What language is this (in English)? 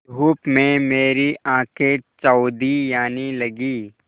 Hindi